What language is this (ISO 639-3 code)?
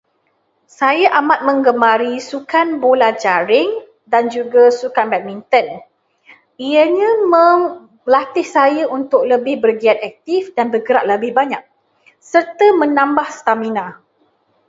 msa